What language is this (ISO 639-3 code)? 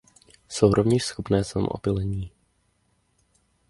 ces